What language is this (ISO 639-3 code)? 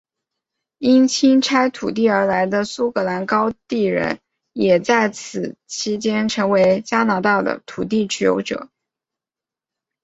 zho